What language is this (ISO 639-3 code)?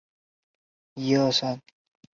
zho